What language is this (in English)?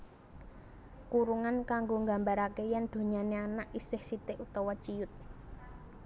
Javanese